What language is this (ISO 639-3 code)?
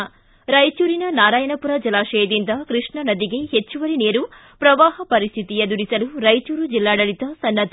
kan